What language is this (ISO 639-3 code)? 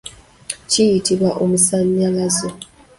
lug